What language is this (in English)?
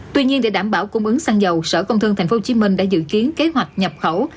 Vietnamese